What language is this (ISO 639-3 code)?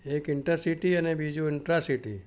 guj